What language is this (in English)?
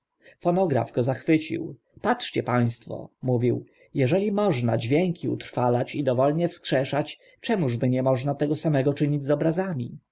Polish